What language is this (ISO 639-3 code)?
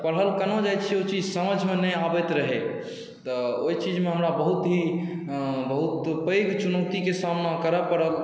mai